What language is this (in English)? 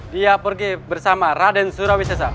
Indonesian